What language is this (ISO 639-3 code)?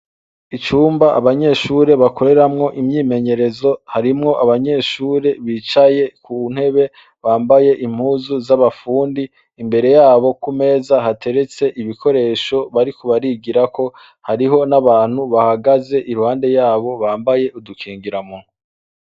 run